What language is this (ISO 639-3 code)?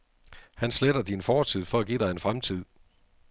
dan